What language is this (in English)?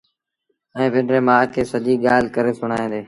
Sindhi Bhil